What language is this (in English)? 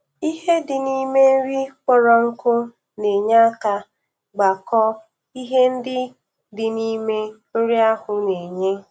Igbo